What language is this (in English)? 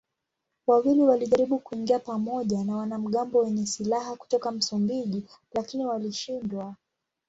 Swahili